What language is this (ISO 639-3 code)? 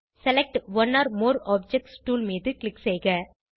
tam